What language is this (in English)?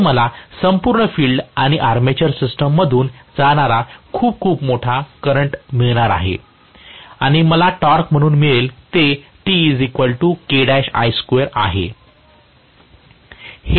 Marathi